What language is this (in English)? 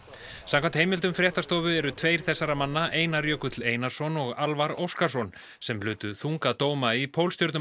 Icelandic